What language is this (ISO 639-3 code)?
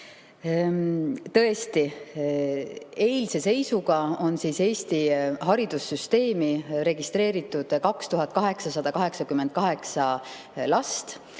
est